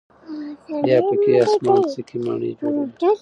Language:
Pashto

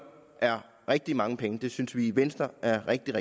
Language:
Danish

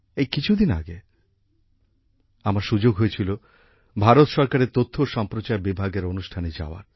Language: Bangla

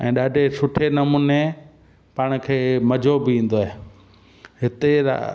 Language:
Sindhi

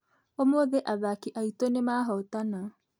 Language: Kikuyu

